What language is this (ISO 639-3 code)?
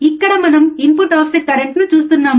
tel